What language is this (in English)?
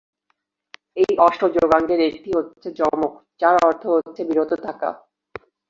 Bangla